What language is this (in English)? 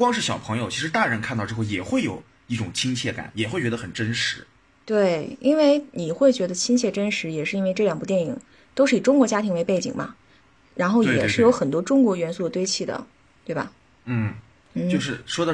Chinese